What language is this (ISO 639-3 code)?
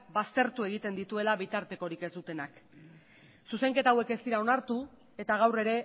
eus